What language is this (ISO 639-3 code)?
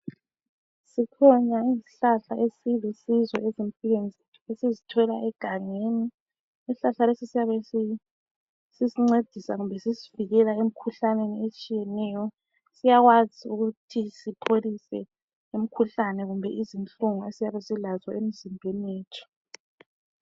nde